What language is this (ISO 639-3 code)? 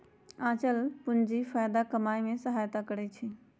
mag